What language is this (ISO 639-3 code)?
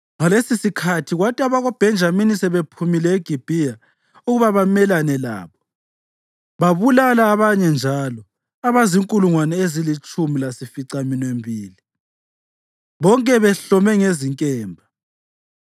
nde